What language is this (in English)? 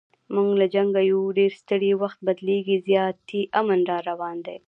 Pashto